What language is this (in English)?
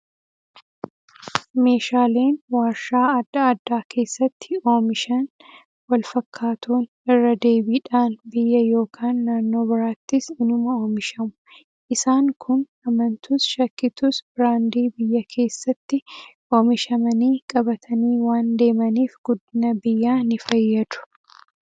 Oromo